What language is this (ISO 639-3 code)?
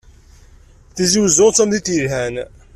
kab